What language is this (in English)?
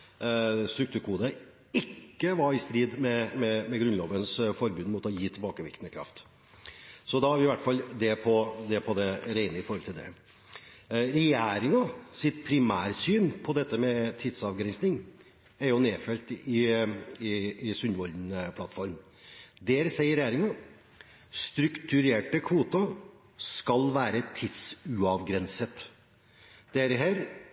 Norwegian Bokmål